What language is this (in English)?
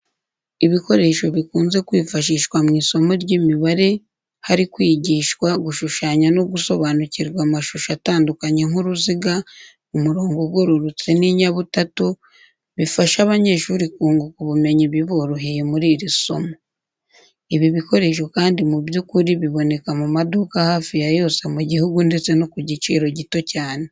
Kinyarwanda